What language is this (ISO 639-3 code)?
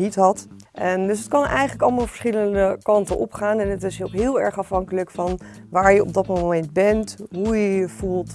nld